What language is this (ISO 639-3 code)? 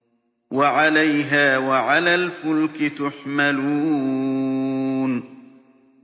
ara